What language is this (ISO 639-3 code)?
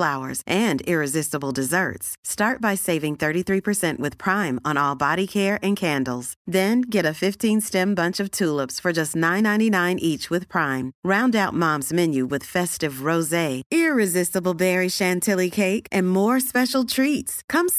swe